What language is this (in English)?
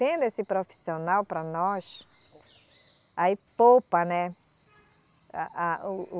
Portuguese